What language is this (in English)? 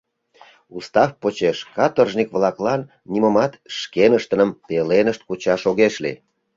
Mari